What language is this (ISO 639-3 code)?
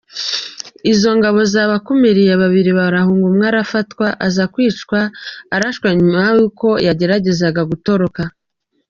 kin